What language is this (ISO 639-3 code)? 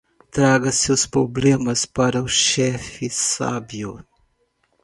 por